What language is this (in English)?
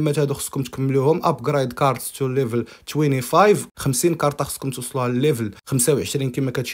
Arabic